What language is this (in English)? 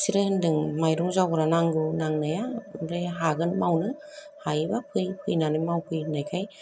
Bodo